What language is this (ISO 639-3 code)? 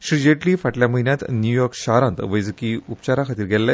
kok